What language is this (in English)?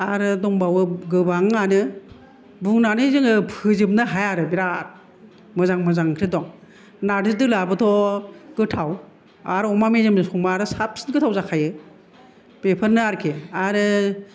Bodo